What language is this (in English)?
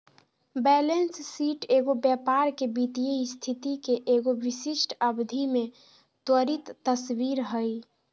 Magahi